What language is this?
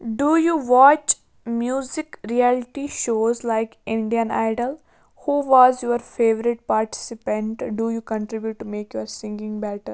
Kashmiri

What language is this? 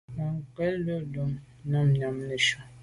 Medumba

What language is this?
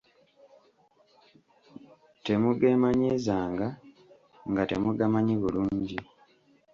Ganda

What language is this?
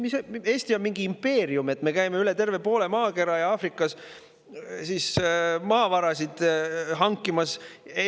Estonian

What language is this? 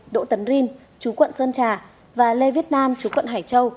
Vietnamese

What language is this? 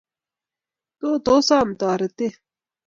Kalenjin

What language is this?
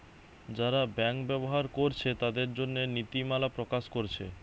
Bangla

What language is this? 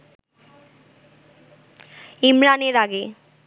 Bangla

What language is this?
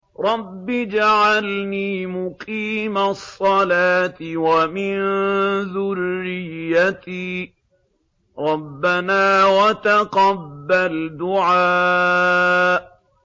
Arabic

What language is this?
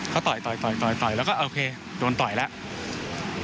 Thai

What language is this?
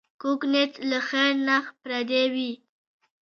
Pashto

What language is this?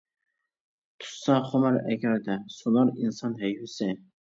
Uyghur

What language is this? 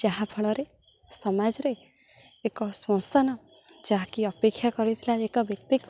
Odia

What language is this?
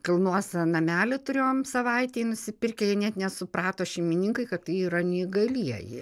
Lithuanian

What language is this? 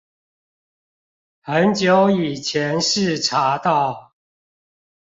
Chinese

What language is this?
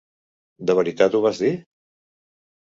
Catalan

